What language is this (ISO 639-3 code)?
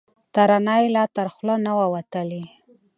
pus